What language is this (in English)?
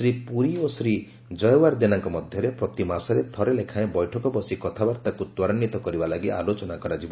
Odia